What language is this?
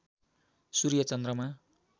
Nepali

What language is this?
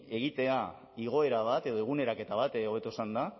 Basque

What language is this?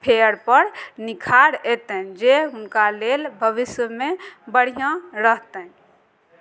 Maithili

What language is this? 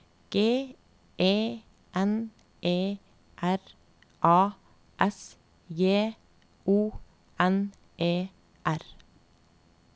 Norwegian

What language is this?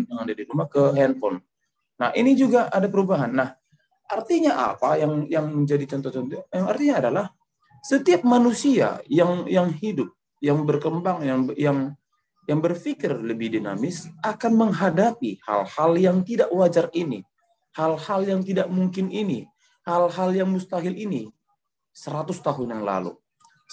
Indonesian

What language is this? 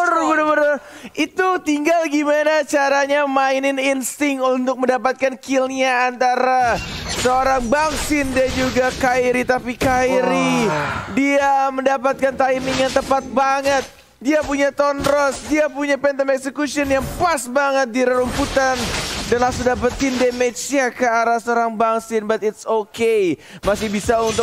Indonesian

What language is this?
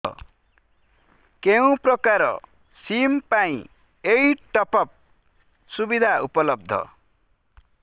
Odia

